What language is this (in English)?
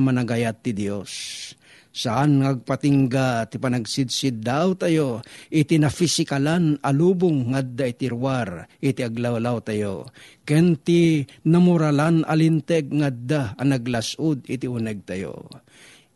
Filipino